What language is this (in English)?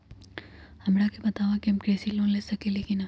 Magahi